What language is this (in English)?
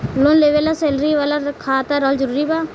Bhojpuri